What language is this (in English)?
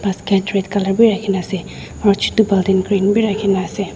Naga Pidgin